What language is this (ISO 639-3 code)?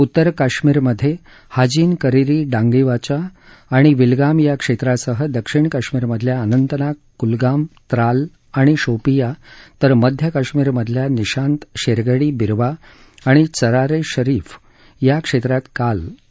mar